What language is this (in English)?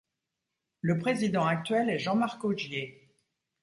French